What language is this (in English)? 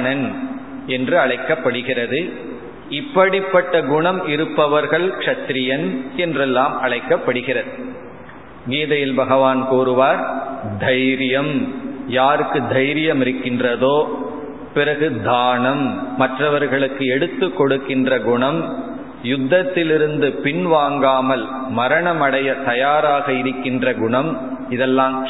Tamil